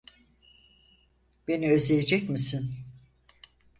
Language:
Turkish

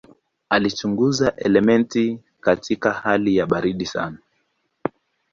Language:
Swahili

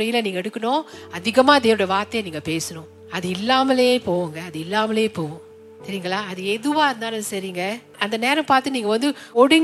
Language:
Tamil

